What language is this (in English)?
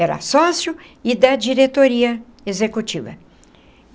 Portuguese